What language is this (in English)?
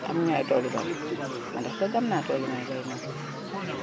Wolof